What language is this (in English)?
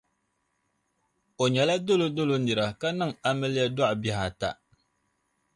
Dagbani